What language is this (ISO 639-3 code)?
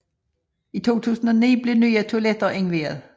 dan